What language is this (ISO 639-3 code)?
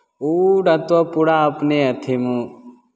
mai